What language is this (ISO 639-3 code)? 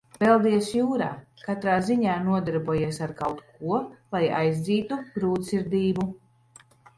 lav